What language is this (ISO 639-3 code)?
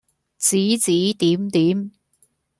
yue